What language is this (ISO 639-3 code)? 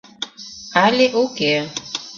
chm